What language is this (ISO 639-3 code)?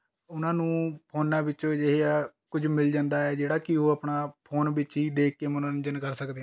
pan